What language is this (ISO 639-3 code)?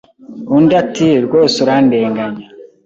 kin